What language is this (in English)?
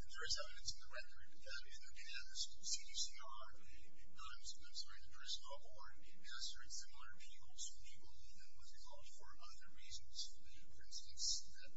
English